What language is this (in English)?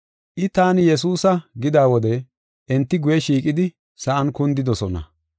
Gofa